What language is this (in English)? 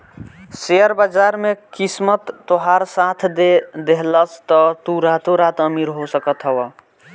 Bhojpuri